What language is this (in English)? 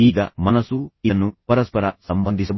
Kannada